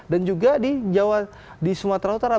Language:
Indonesian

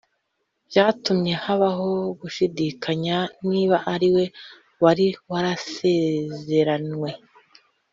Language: Kinyarwanda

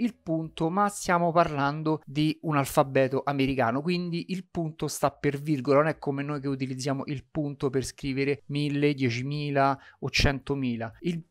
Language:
Italian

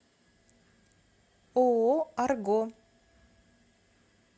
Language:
Russian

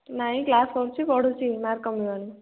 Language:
Odia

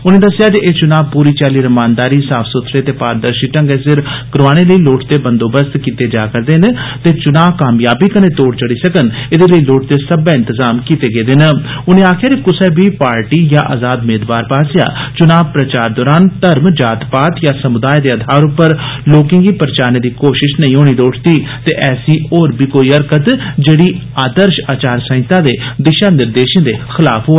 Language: Dogri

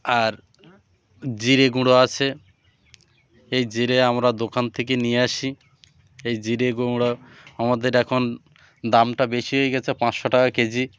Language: Bangla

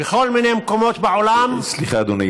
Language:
Hebrew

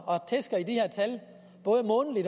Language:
Danish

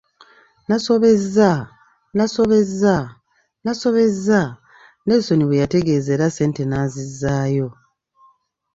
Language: Ganda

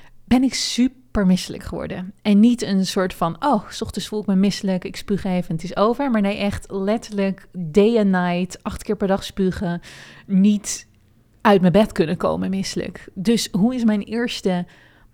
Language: Dutch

